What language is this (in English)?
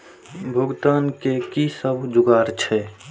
Maithili